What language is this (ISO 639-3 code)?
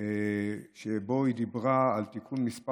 heb